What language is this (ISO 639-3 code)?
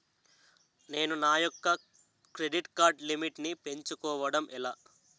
tel